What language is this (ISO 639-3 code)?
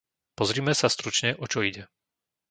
slk